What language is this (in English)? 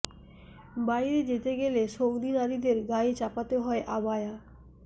Bangla